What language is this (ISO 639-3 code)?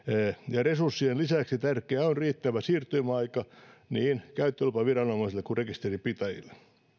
fin